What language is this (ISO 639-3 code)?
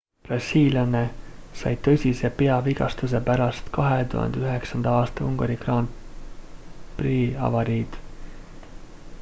est